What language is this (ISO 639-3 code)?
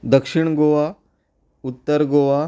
kok